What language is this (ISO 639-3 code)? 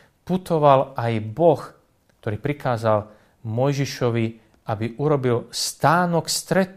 slk